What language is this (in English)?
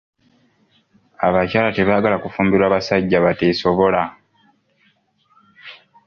Ganda